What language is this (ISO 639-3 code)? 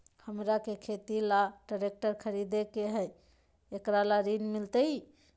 mag